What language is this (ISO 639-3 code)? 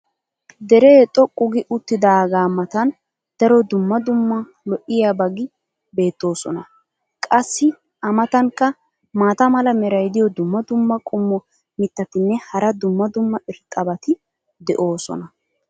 wal